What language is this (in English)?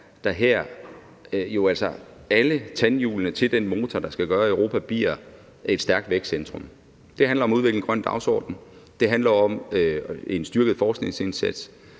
Danish